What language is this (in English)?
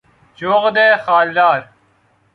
Persian